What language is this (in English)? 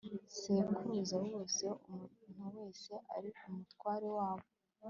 Kinyarwanda